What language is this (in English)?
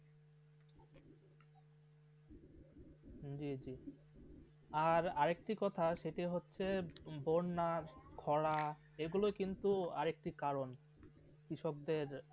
Bangla